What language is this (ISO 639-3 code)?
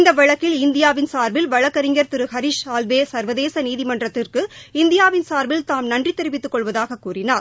tam